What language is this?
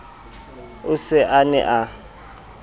Southern Sotho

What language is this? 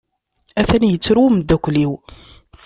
Kabyle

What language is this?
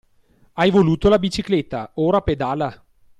Italian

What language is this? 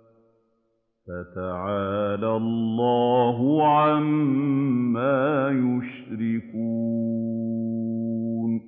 Arabic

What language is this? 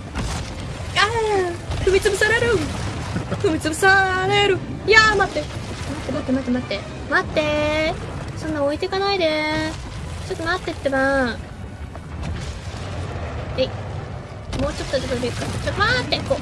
Japanese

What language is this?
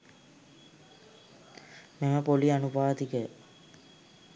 Sinhala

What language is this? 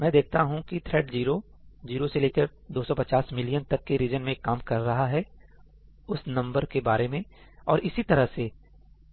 Hindi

